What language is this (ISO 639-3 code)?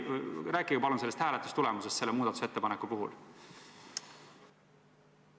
est